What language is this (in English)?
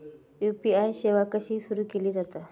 Marathi